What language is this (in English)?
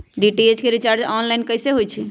Magahi